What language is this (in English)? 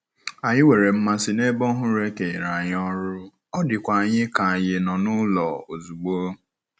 Igbo